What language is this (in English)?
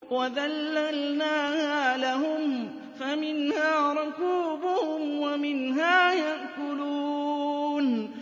Arabic